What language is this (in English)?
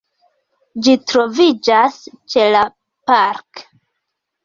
Esperanto